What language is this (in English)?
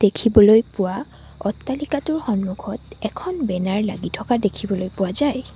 Assamese